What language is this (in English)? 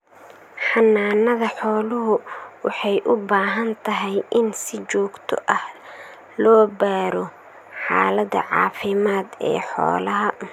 Somali